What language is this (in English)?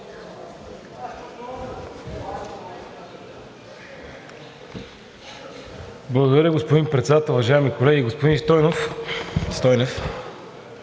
Bulgarian